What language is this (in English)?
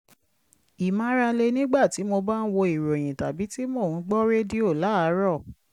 Yoruba